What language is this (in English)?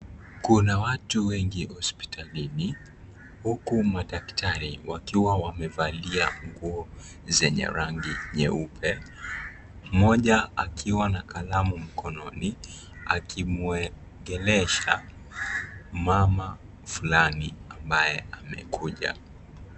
Swahili